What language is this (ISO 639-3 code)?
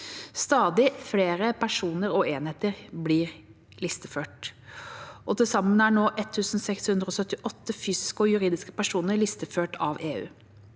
nor